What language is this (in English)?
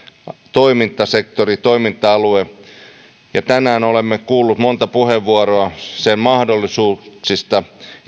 Finnish